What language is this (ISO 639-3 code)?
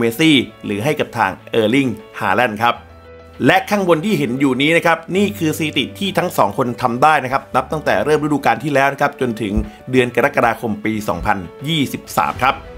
tha